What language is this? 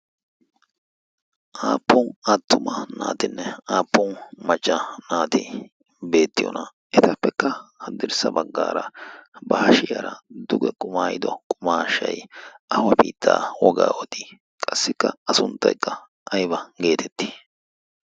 Wolaytta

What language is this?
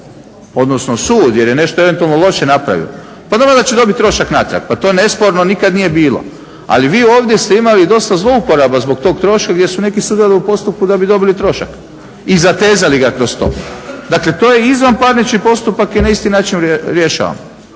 Croatian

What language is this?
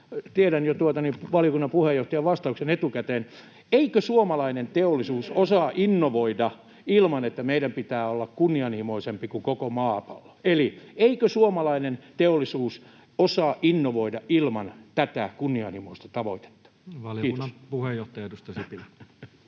Finnish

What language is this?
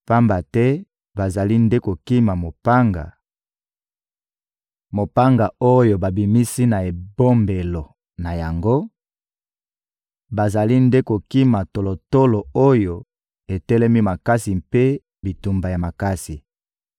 Lingala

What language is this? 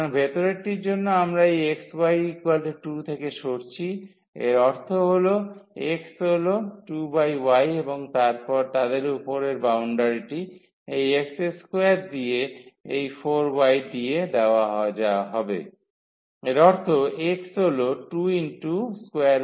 Bangla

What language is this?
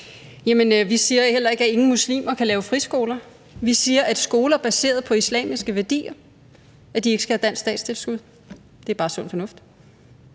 Danish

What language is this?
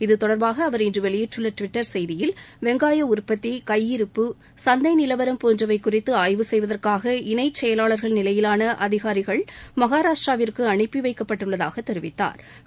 Tamil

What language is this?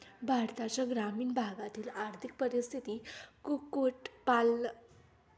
Marathi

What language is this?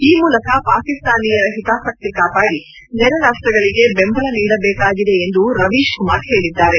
Kannada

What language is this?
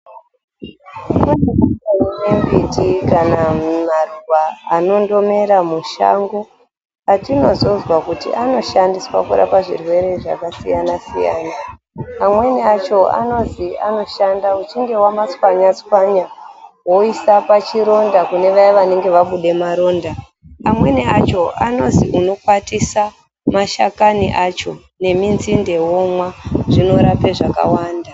Ndau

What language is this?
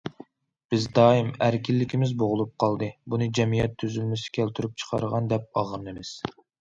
Uyghur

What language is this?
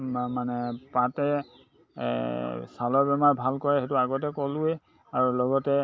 Assamese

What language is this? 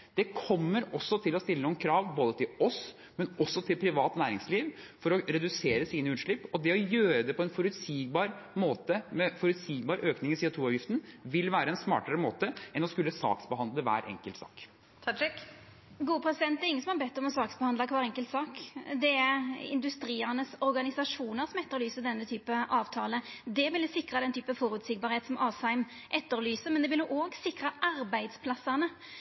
Norwegian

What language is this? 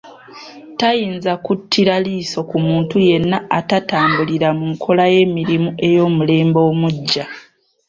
Ganda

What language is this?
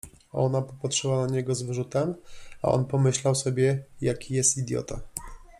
Polish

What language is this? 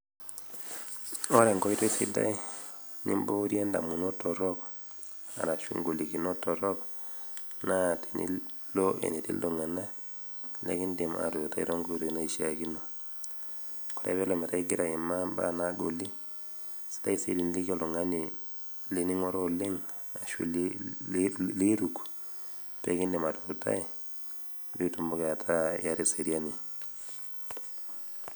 Masai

